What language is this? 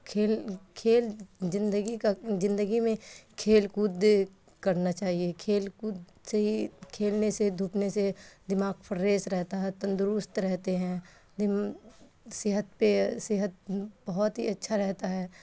Urdu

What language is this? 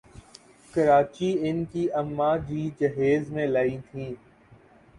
Urdu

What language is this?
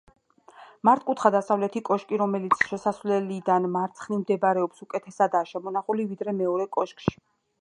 Georgian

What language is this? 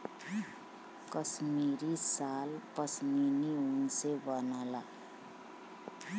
Bhojpuri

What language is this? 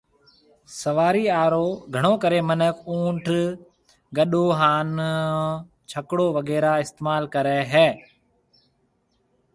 Marwari (Pakistan)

